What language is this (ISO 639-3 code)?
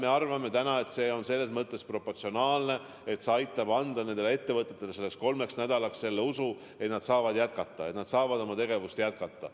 est